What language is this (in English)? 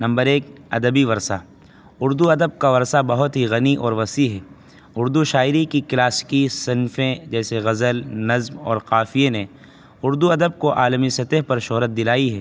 Urdu